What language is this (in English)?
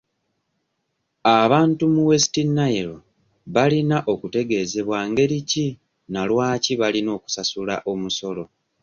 Ganda